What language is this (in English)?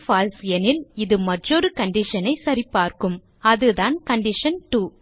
Tamil